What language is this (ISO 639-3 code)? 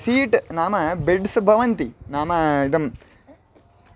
san